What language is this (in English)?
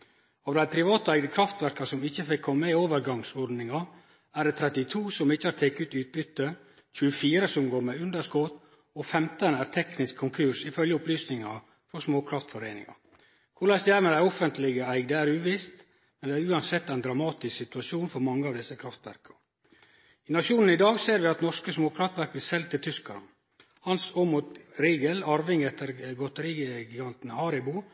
Norwegian Nynorsk